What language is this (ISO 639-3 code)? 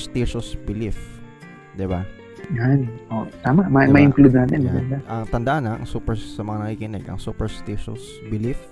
fil